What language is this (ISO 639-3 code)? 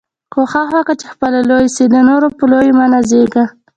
pus